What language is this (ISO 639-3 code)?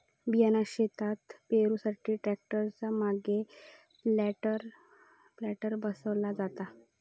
mar